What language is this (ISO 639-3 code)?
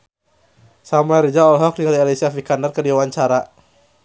sun